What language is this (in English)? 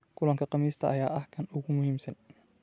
Somali